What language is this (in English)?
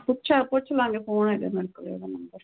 Punjabi